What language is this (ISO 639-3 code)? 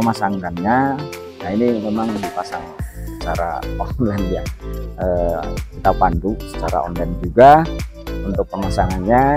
ind